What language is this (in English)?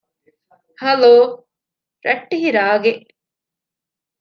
Divehi